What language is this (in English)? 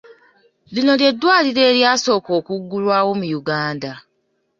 Ganda